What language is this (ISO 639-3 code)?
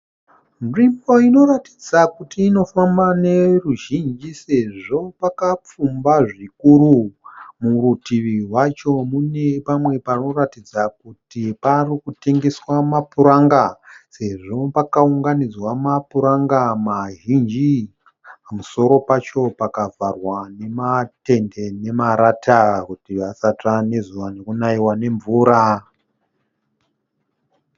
sna